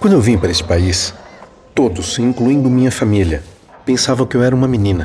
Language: Portuguese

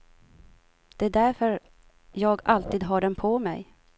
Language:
Swedish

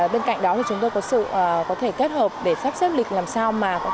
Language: Vietnamese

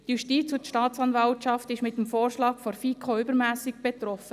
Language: Swiss German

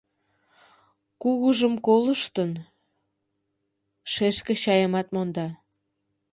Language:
Mari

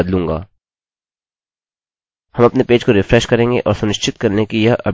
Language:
Hindi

